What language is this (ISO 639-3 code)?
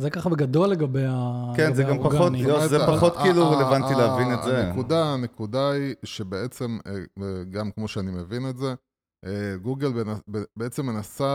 heb